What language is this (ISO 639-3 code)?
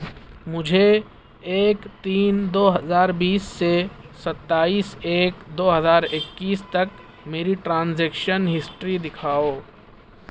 urd